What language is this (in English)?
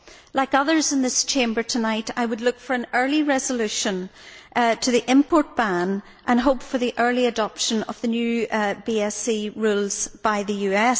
English